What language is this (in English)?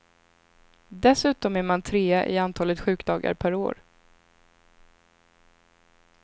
Swedish